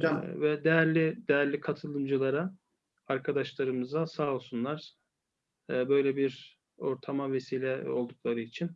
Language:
Turkish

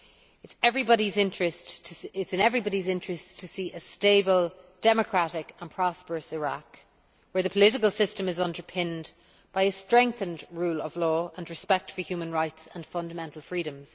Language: English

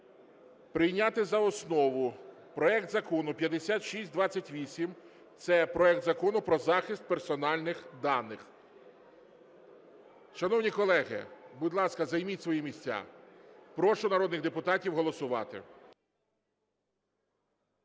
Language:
Ukrainian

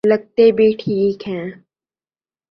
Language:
Urdu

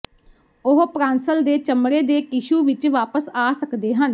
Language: Punjabi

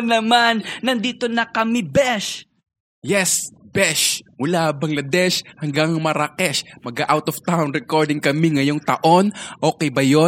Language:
Filipino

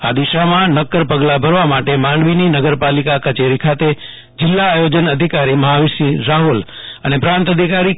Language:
Gujarati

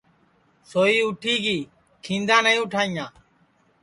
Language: Sansi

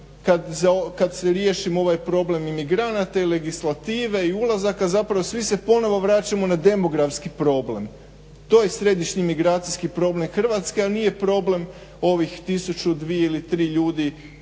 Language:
Croatian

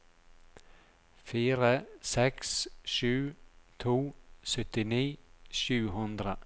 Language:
Norwegian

